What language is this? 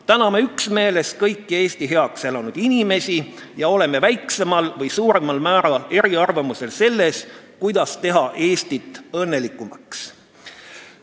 Estonian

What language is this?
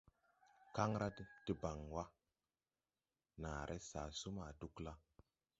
Tupuri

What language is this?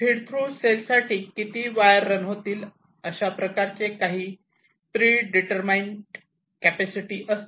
Marathi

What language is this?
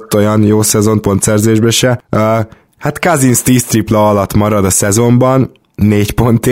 Hungarian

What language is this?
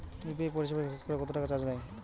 Bangla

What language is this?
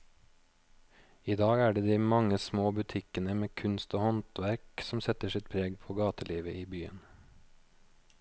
Norwegian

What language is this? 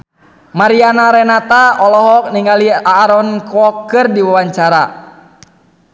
Sundanese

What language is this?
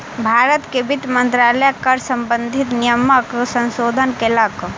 Maithili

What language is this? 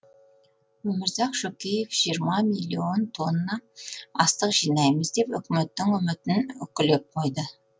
Kazakh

